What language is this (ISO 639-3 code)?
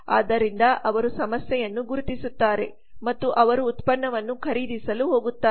kan